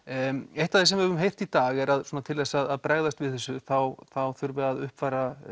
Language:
Icelandic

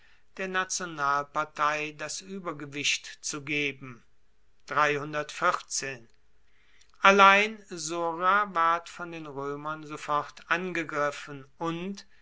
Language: German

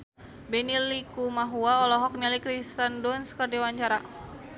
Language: Sundanese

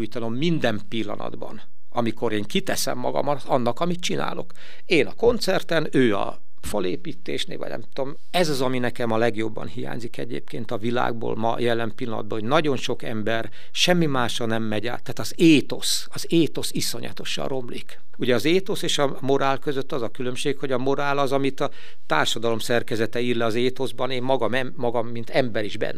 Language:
Hungarian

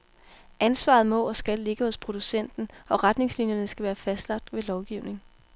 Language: Danish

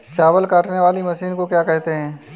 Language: Hindi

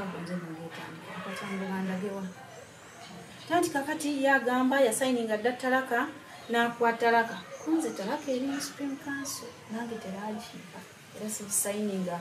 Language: Romanian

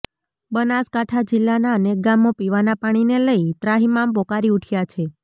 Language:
Gujarati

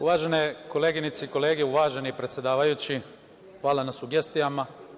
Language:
Serbian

